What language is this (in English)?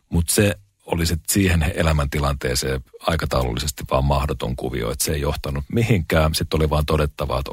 Finnish